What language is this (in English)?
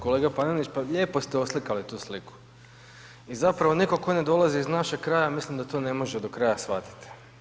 Croatian